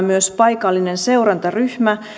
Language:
Finnish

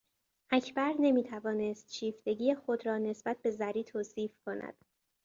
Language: Persian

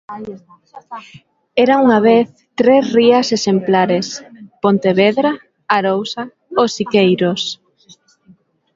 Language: Galician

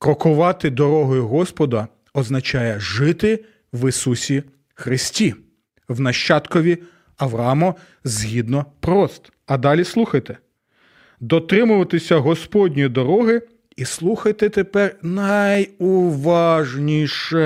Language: Ukrainian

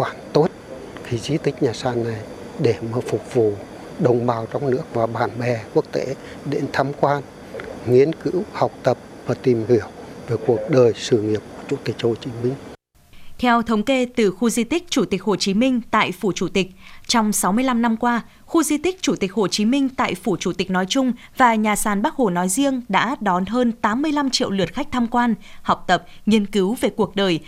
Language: Vietnamese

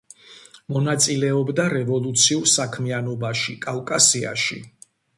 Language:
Georgian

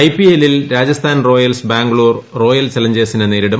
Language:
Malayalam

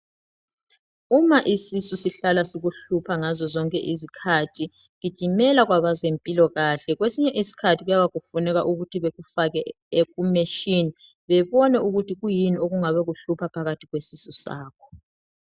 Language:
North Ndebele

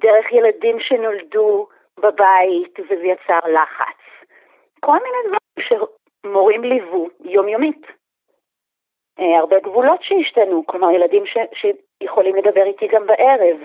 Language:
Hebrew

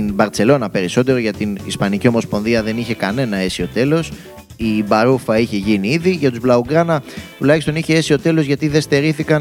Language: Greek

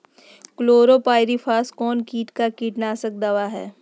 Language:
Magahi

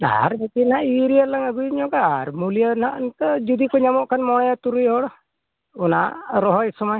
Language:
Santali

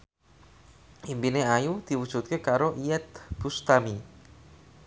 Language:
Javanese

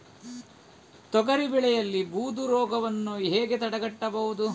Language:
Kannada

